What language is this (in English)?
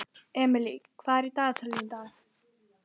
Icelandic